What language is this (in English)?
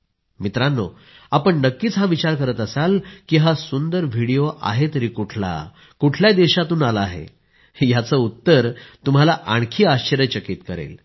Marathi